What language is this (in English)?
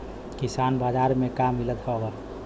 Bhojpuri